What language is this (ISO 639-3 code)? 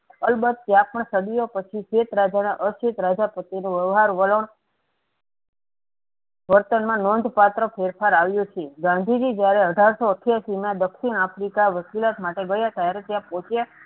guj